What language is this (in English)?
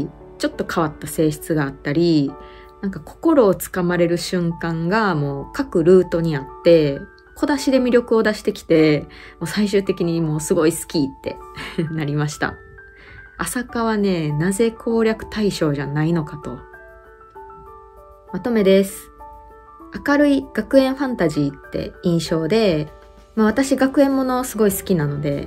Japanese